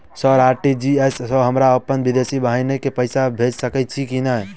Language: Maithili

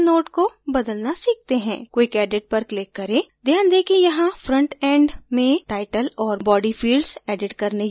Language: Hindi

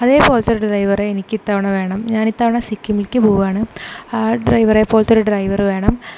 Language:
Malayalam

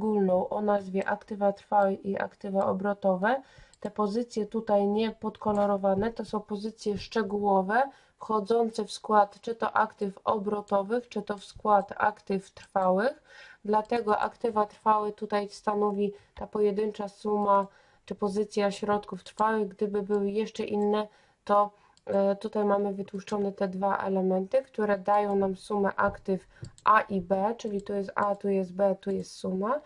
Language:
Polish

